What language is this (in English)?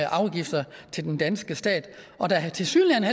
Danish